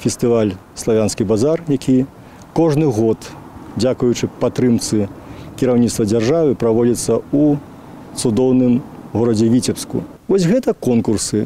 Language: Ukrainian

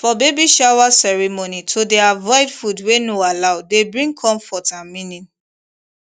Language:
Nigerian Pidgin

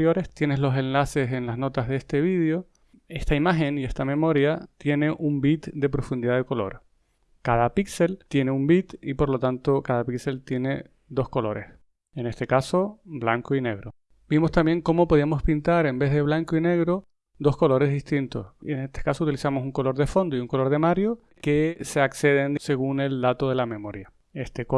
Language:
Spanish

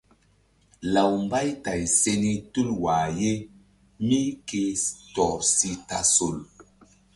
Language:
Mbum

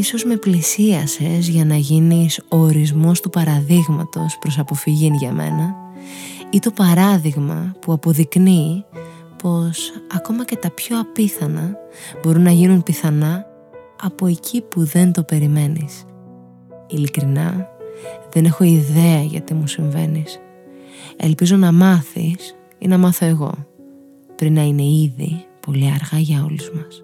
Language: Greek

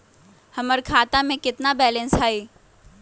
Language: Magahi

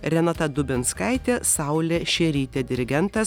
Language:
Lithuanian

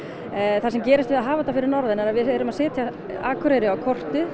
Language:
Icelandic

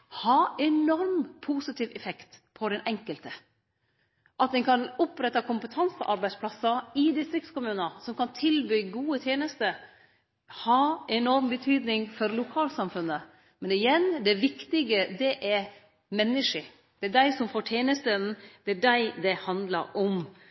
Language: Norwegian Nynorsk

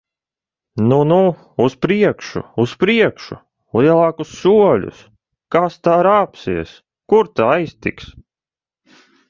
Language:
Latvian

